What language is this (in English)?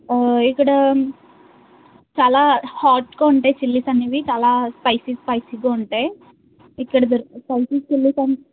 Telugu